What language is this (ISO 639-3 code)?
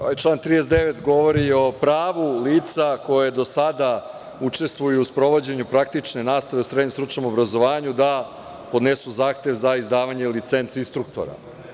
srp